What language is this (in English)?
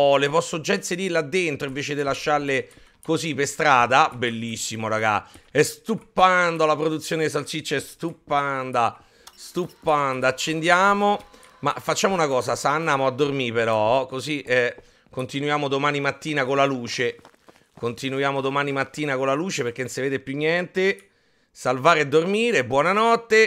Italian